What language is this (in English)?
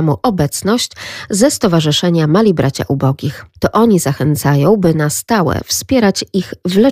Polish